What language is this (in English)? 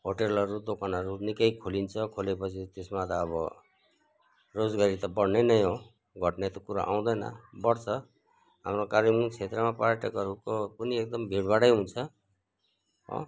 Nepali